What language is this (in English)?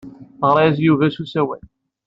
Kabyle